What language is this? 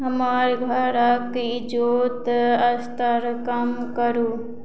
Maithili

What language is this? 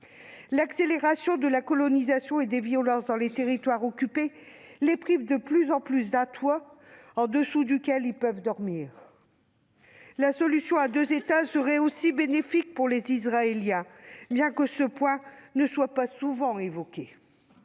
French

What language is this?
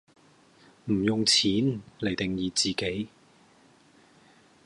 Cantonese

